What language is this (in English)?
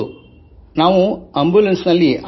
Kannada